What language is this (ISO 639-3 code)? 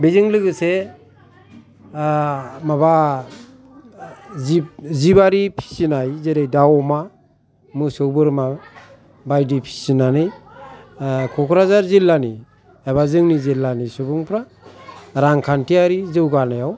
brx